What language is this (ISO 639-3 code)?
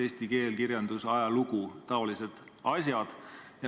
est